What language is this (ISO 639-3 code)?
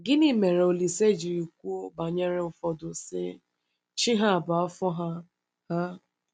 ibo